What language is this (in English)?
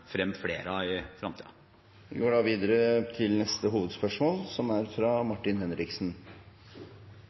Norwegian